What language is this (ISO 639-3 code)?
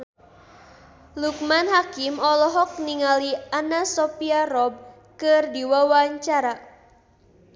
sun